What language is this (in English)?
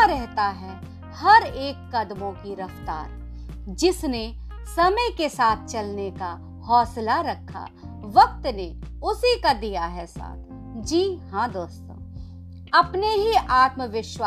Hindi